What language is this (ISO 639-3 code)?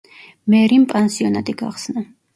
kat